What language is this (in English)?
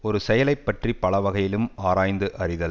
Tamil